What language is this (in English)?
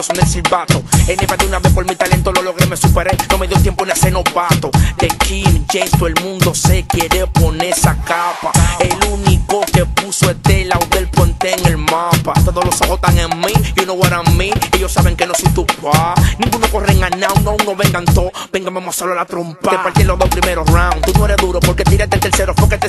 Spanish